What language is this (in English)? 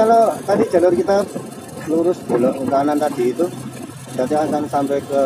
Indonesian